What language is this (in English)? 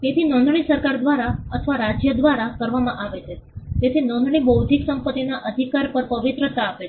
Gujarati